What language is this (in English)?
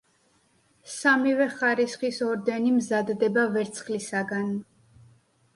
Georgian